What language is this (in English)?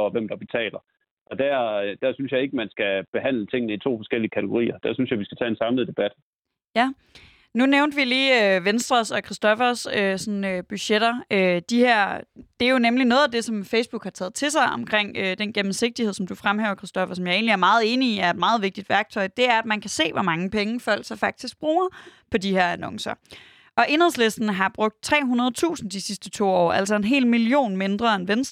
Danish